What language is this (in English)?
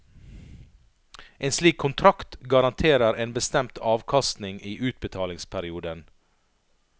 Norwegian